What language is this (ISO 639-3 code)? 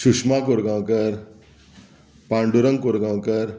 kok